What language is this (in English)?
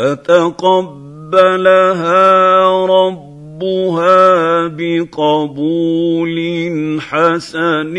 Arabic